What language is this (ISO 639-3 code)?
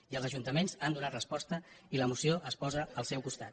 cat